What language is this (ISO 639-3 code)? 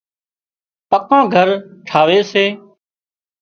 kxp